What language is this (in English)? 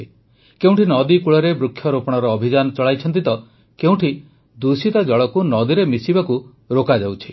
Odia